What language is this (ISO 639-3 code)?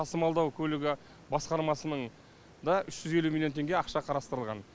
kaz